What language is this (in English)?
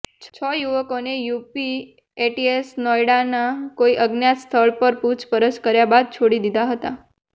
Gujarati